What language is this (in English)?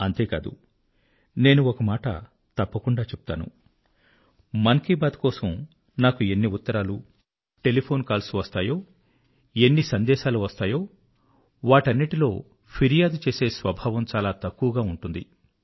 Telugu